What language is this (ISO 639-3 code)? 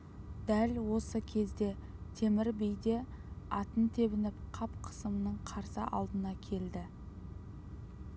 kaz